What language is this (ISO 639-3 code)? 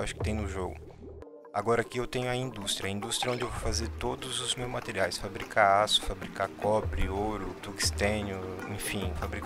por